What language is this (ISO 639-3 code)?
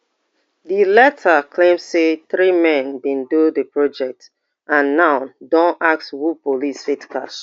pcm